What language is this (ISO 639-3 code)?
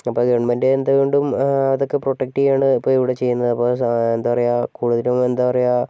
mal